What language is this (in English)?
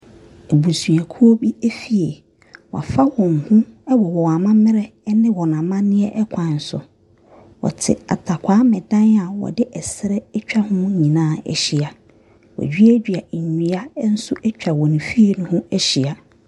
Akan